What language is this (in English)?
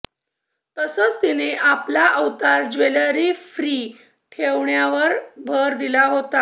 Marathi